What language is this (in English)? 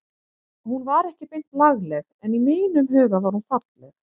Icelandic